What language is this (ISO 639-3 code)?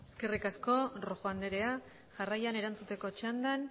eus